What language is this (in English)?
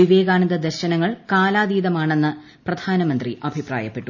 Malayalam